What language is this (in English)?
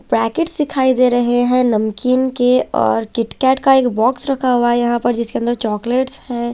Hindi